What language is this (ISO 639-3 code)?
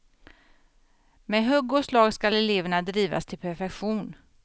swe